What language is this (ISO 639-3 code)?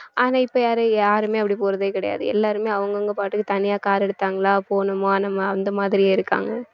tam